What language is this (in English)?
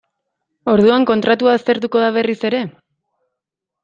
Basque